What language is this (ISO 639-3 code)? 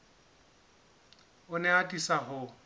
sot